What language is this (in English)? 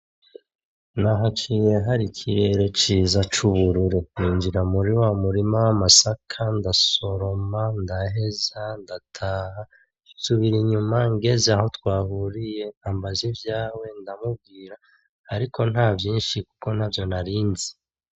Rundi